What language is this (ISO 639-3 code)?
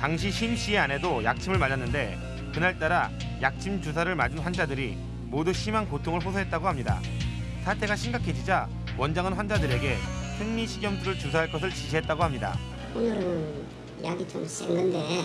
kor